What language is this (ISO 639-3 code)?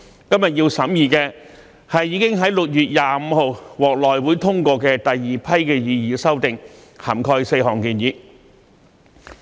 yue